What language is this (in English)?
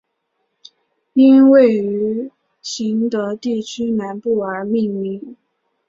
Chinese